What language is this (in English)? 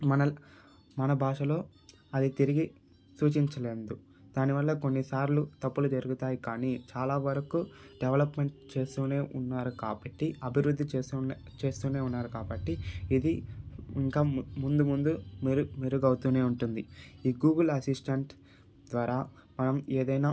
Telugu